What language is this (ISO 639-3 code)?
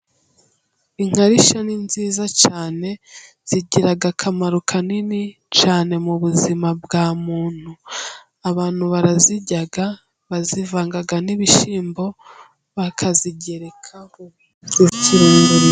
kin